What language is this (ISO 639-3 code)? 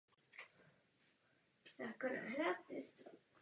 ces